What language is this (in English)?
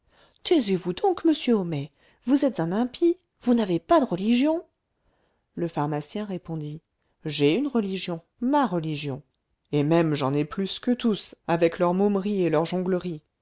French